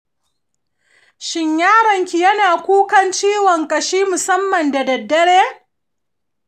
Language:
Hausa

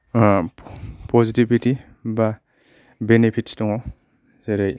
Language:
Bodo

